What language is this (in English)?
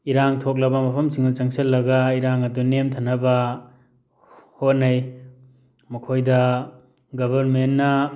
Manipuri